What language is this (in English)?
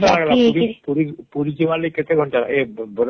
Odia